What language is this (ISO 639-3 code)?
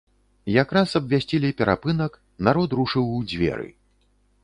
bel